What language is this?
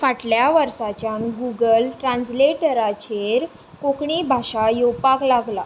Konkani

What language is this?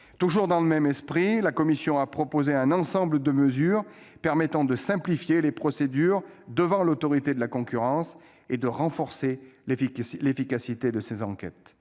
French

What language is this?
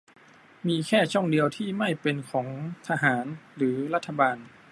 Thai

